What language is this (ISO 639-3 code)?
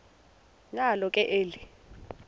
xho